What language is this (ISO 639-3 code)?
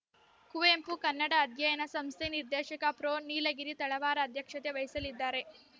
kan